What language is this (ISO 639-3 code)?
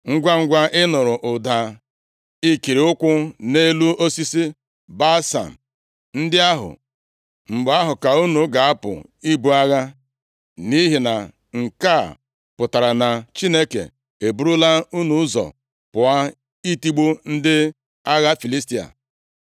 ibo